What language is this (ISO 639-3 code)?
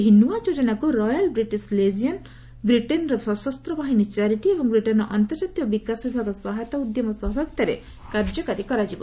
ori